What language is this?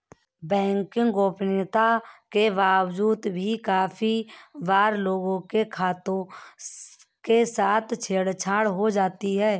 Hindi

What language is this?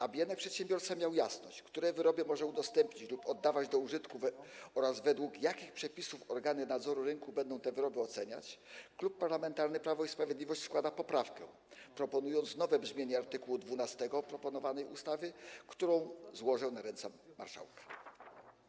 Polish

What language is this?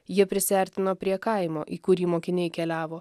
Lithuanian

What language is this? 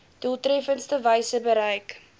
Afrikaans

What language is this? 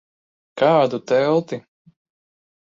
Latvian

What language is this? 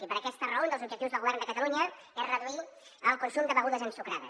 Catalan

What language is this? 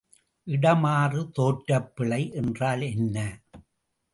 Tamil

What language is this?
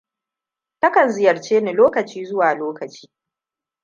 Hausa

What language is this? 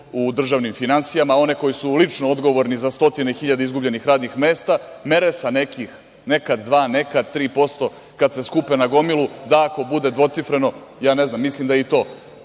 Serbian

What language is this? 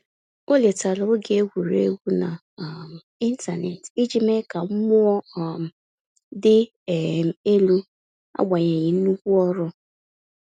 Igbo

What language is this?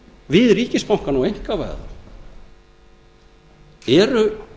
Icelandic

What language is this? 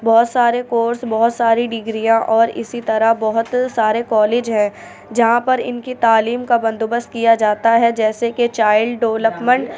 Urdu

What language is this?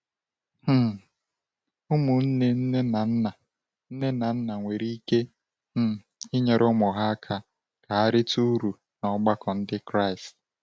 Igbo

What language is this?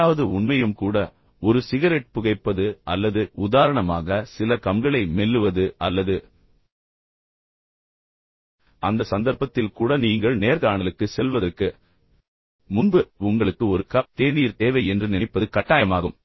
Tamil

